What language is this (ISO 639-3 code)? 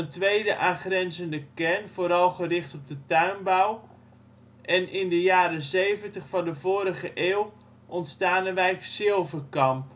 nld